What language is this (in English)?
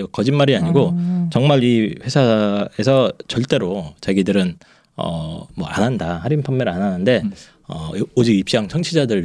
Korean